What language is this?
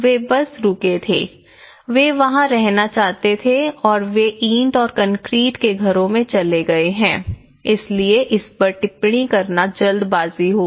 Hindi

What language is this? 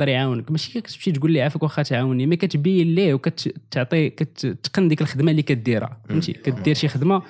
Arabic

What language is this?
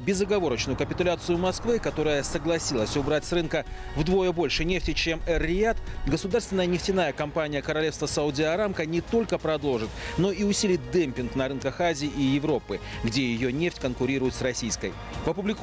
Russian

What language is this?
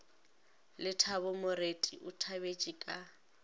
Northern Sotho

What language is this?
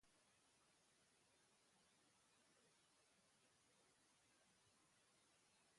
Basque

